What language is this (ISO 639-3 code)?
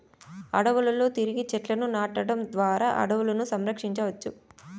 tel